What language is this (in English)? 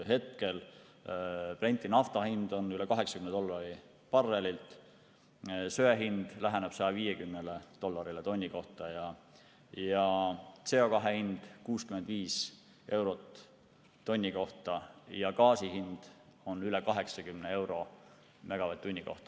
Estonian